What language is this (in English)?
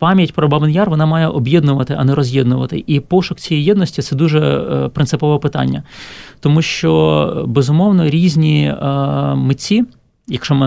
Ukrainian